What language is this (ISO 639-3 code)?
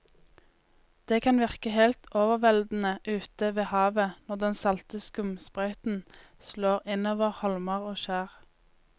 nor